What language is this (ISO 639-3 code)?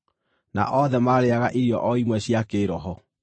kik